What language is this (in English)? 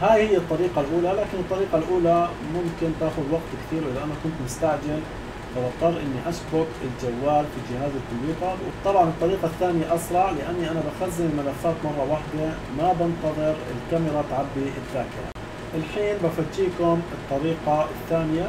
Arabic